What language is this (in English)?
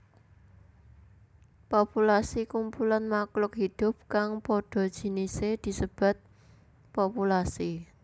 Javanese